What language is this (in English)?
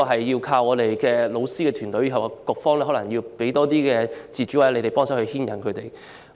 Cantonese